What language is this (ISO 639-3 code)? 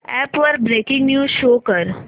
mar